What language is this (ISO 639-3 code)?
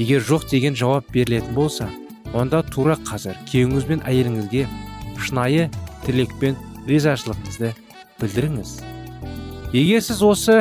tur